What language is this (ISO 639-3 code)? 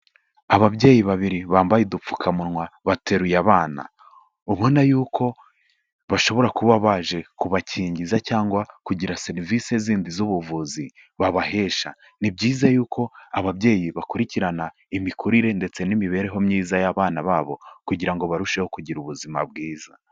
kin